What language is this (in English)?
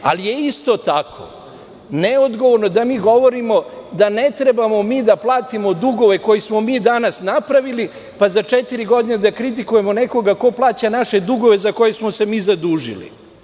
Serbian